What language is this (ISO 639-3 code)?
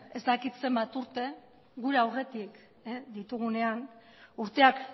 eus